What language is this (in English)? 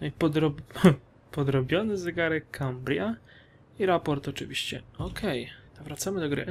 Polish